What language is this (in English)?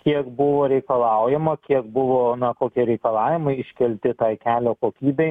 Lithuanian